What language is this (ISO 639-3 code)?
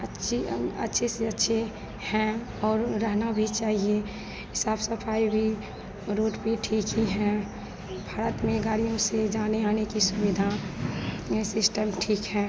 hin